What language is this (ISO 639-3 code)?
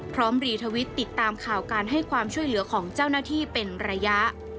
tha